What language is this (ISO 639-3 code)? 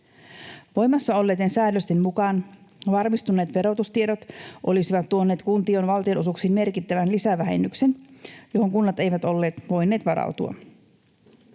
fin